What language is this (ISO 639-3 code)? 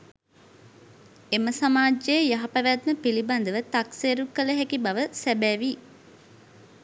sin